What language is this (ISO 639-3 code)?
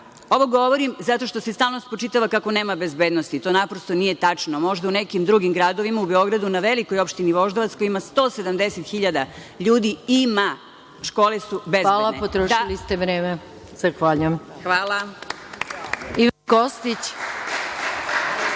srp